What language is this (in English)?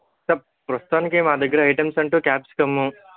Telugu